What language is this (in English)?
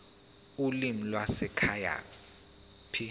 Zulu